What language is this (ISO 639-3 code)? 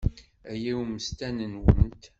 kab